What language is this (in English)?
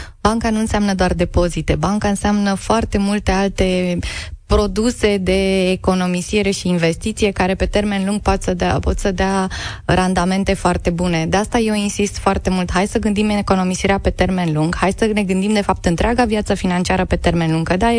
Romanian